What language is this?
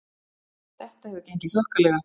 Icelandic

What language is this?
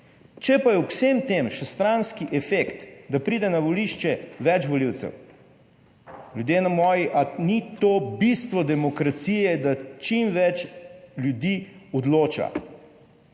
Slovenian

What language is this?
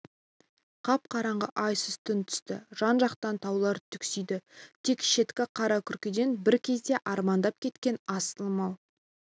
Kazakh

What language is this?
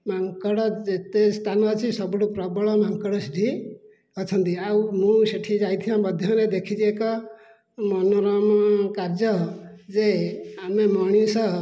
Odia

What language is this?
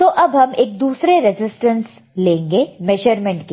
Hindi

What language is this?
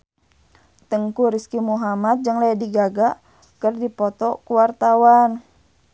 Sundanese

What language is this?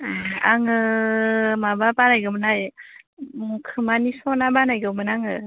Bodo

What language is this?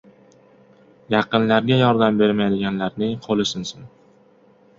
Uzbek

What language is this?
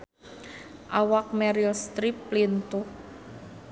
Sundanese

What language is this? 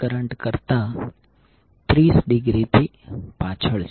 Gujarati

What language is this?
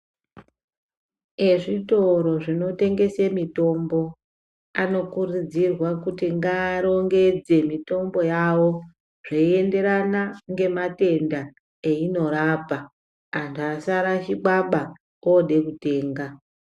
Ndau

